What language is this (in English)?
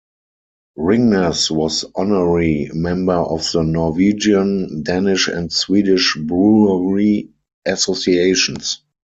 English